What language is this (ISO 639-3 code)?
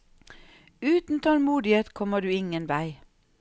nor